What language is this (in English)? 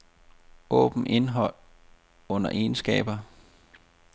Danish